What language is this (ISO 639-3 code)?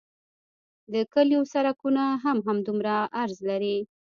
pus